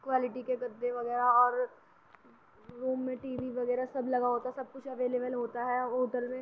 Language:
Urdu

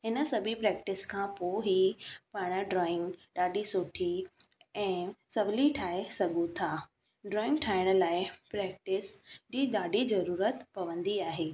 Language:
Sindhi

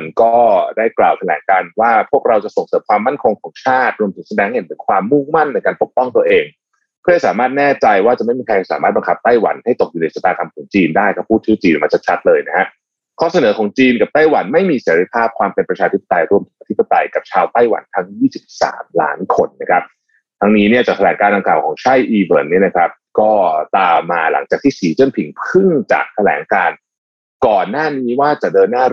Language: Thai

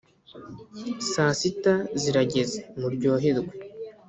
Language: Kinyarwanda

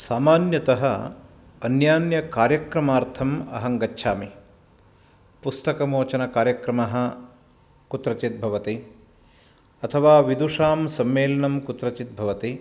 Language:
Sanskrit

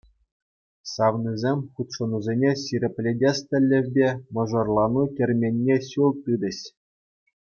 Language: Chuvash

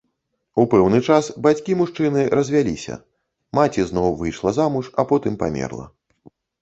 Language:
Belarusian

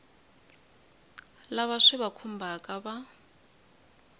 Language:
Tsonga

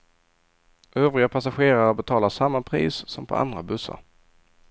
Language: Swedish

